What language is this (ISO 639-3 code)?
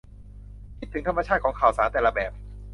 tha